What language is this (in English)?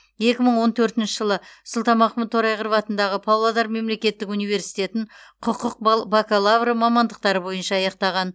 Kazakh